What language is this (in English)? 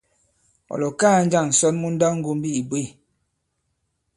Bankon